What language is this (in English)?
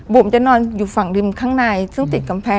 Thai